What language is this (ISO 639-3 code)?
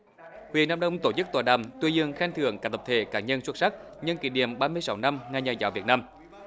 vie